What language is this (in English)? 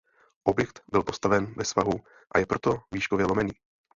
Czech